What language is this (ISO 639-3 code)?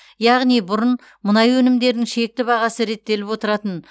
kaz